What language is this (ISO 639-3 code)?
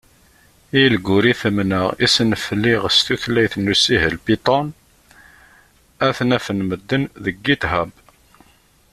kab